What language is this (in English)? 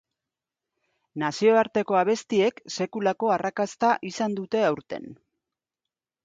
Basque